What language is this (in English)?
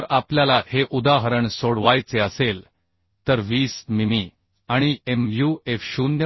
Marathi